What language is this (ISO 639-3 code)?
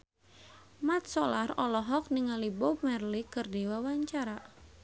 sun